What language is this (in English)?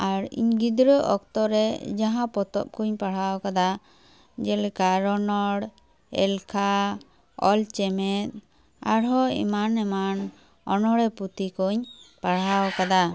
Santali